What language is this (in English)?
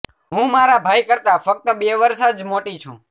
Gujarati